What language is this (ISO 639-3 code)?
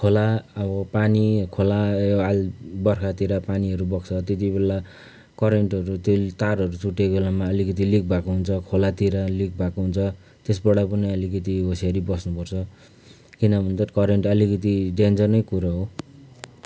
nep